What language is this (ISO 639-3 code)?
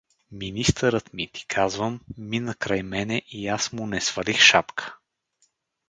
bul